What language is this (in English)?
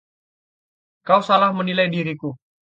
Indonesian